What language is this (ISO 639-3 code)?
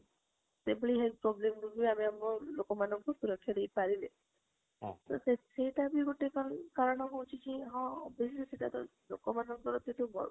ori